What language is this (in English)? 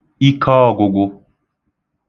Igbo